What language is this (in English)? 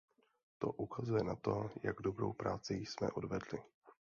Czech